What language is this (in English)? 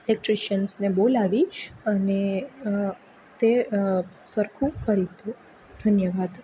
Gujarati